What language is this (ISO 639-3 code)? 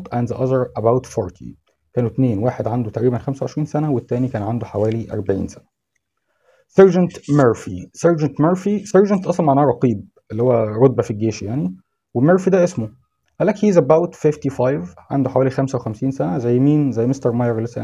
ara